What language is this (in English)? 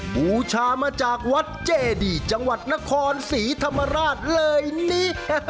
Thai